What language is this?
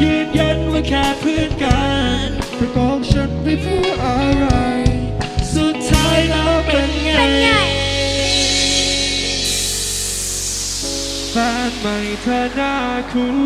Thai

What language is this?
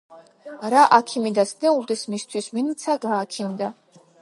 Georgian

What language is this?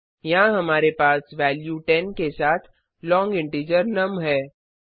Hindi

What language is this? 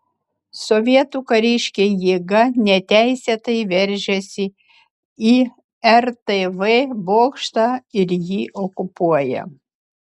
Lithuanian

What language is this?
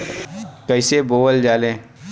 Bhojpuri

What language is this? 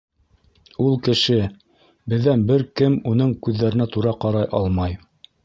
Bashkir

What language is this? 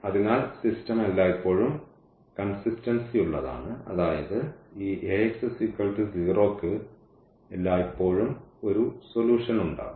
Malayalam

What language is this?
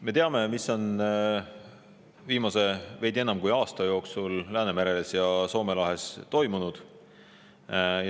Estonian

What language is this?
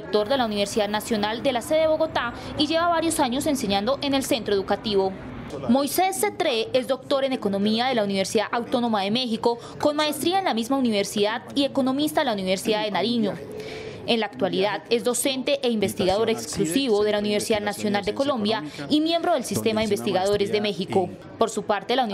Spanish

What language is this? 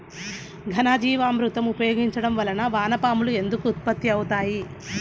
Telugu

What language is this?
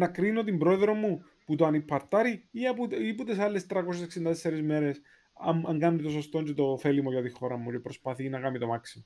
Greek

